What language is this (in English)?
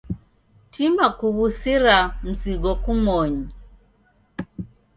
Taita